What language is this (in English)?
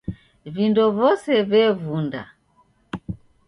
Taita